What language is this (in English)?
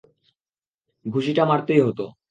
Bangla